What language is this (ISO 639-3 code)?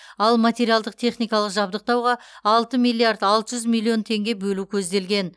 kaz